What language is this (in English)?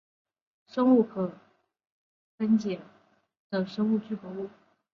Chinese